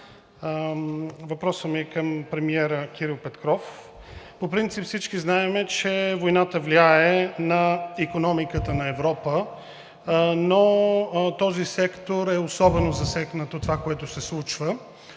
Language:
Bulgarian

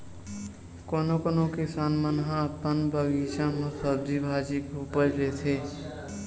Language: Chhattisgarhi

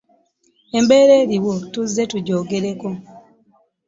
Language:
Ganda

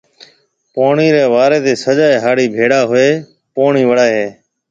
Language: Marwari (Pakistan)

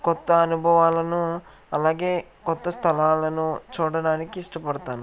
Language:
Telugu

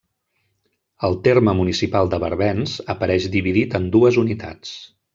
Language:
Catalan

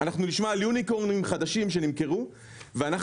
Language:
Hebrew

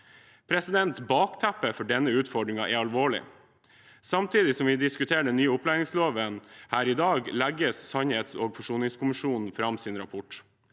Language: Norwegian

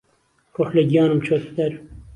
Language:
Central Kurdish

